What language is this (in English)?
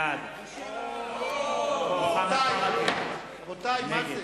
Hebrew